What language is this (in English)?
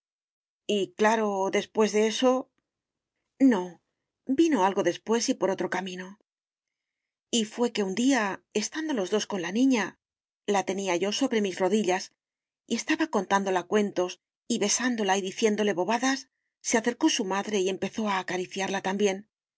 Spanish